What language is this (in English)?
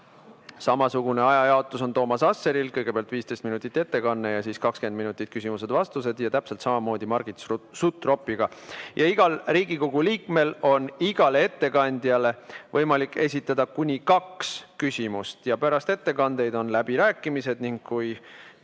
Estonian